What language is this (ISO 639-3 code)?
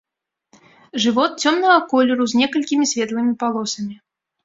bel